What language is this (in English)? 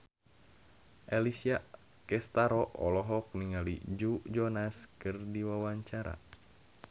Sundanese